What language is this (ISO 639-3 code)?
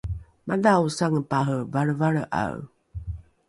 dru